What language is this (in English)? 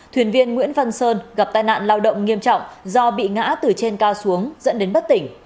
Vietnamese